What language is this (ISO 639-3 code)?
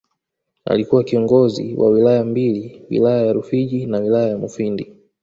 swa